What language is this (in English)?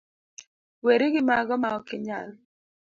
Luo (Kenya and Tanzania)